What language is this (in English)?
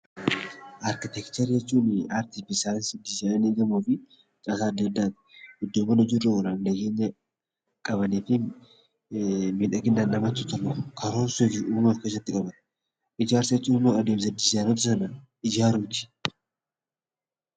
Oromo